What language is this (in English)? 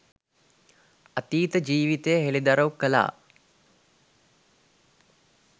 Sinhala